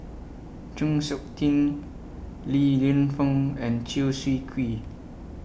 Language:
English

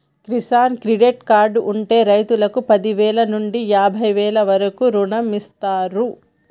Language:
Telugu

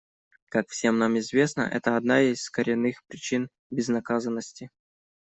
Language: Russian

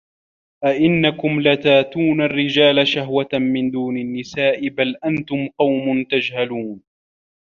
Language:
Arabic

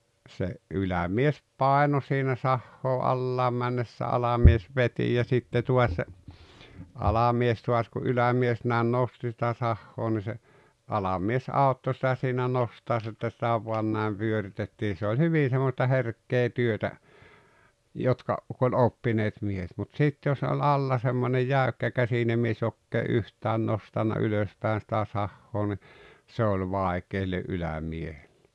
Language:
Finnish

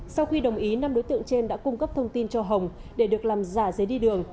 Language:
Vietnamese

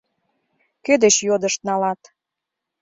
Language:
Mari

